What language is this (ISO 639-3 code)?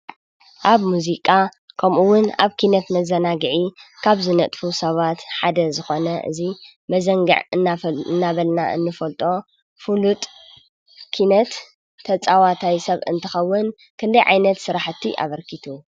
tir